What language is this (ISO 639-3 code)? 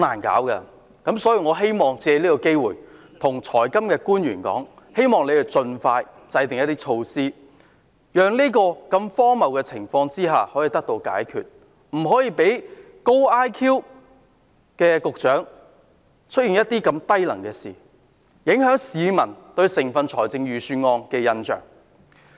yue